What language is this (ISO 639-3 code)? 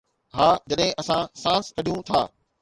snd